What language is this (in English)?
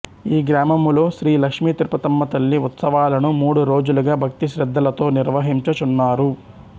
Telugu